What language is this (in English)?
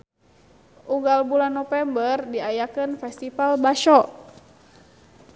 Sundanese